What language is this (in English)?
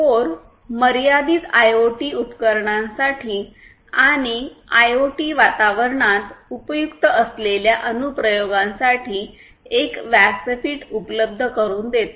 Marathi